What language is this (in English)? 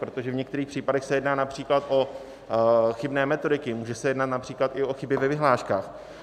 Czech